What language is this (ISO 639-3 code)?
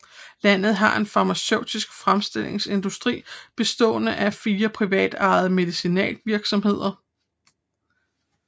dan